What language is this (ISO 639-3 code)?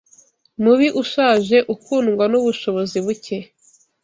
kin